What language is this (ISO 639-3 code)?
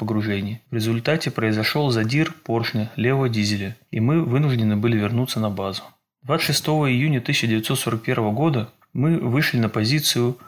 rus